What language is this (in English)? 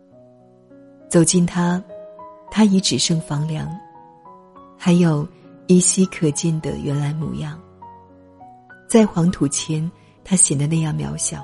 Chinese